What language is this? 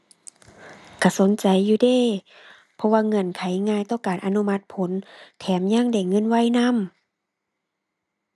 Thai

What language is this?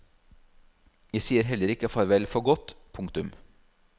Norwegian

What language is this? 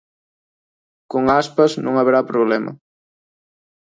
Galician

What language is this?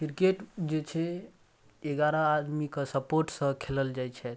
Maithili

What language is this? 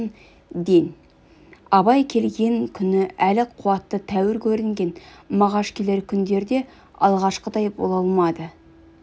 Kazakh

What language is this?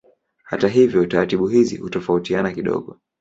Swahili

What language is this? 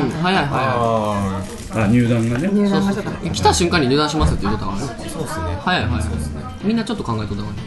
Japanese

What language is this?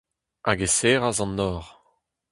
Breton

